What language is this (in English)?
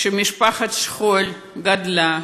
Hebrew